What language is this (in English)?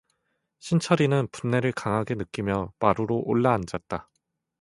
Korean